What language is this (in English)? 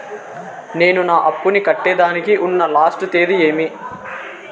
Telugu